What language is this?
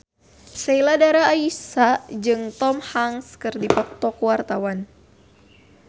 Sundanese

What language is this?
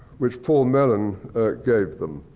English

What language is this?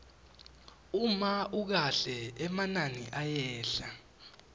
Swati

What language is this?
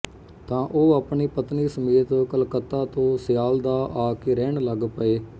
Punjabi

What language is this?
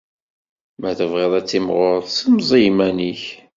Kabyle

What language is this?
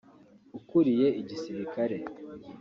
Kinyarwanda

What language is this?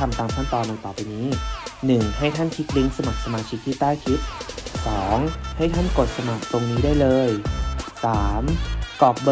Thai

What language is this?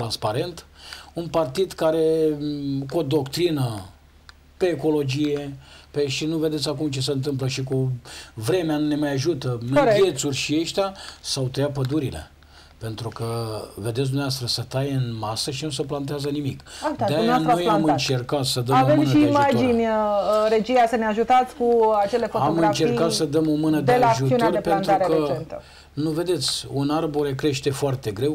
Romanian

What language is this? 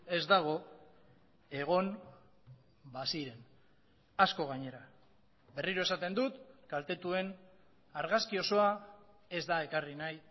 Basque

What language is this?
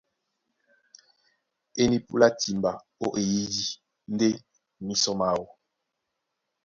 Duala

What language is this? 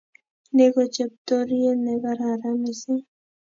Kalenjin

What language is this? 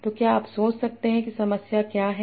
Hindi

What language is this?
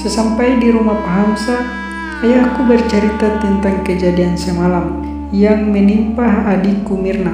Indonesian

